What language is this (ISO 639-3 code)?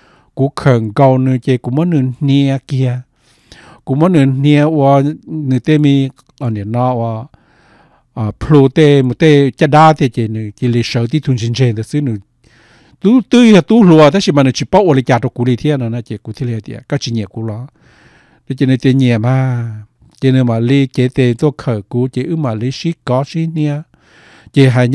tha